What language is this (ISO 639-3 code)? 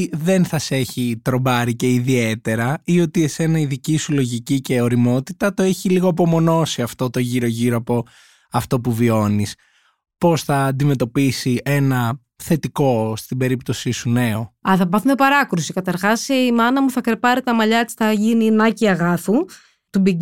ell